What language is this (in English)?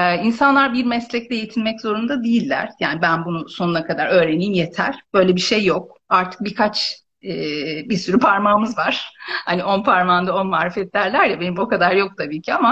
Turkish